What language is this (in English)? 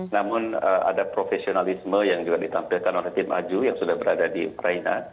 Indonesian